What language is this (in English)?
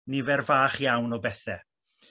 Welsh